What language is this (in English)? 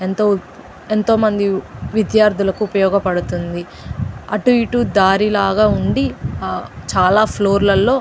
Telugu